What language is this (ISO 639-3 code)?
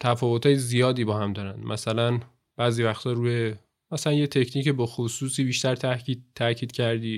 fas